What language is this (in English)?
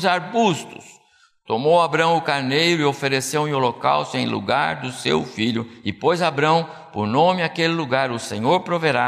Portuguese